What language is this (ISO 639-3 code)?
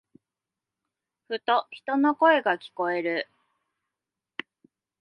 jpn